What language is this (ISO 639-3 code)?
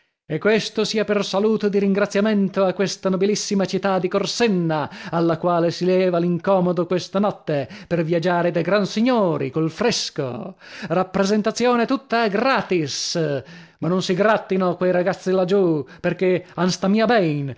ita